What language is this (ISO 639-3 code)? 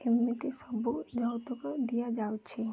ori